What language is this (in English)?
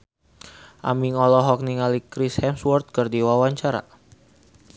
Sundanese